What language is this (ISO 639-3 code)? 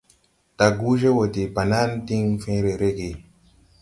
tui